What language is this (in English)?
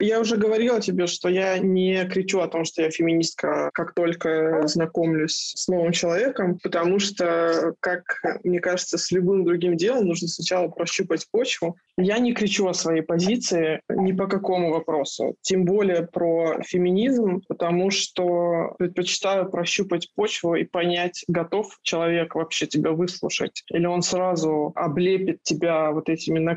Russian